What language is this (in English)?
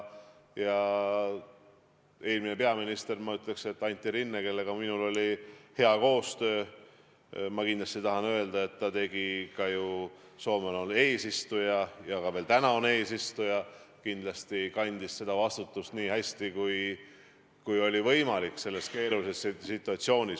Estonian